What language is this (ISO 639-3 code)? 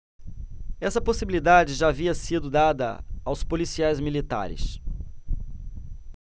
por